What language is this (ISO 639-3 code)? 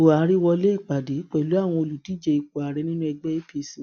yor